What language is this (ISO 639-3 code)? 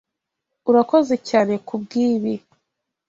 kin